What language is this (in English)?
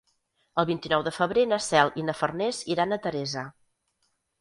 Catalan